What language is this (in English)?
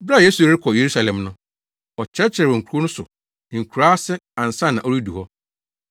Akan